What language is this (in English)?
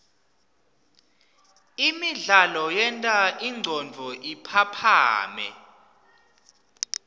Swati